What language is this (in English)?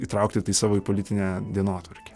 Lithuanian